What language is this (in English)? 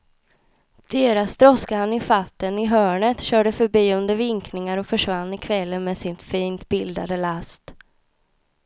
Swedish